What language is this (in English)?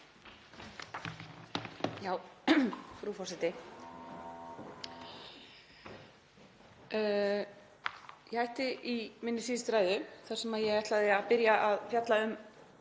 Icelandic